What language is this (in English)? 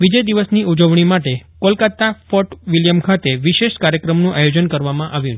Gujarati